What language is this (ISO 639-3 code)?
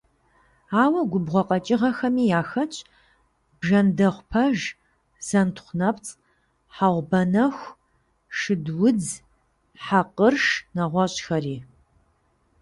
kbd